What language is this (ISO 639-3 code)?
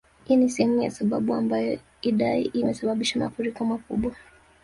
swa